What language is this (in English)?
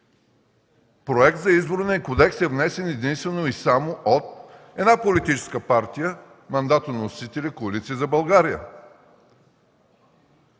Bulgarian